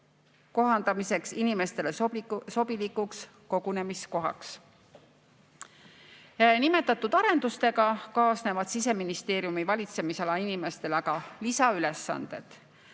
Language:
Estonian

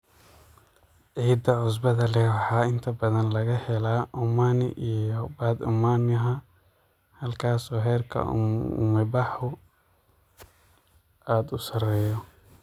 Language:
Somali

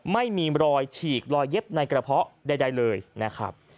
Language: Thai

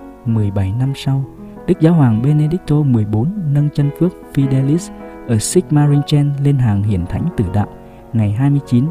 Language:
Vietnamese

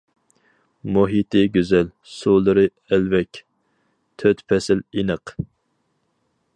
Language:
Uyghur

